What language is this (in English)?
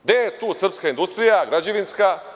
Serbian